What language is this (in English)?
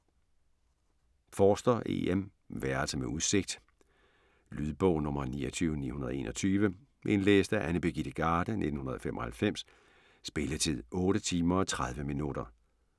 Danish